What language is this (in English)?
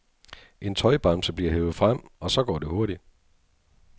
Danish